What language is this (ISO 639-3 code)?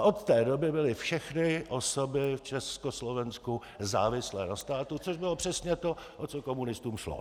ces